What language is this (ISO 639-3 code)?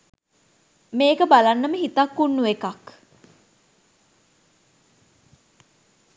sin